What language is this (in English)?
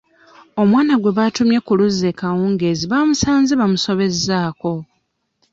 Ganda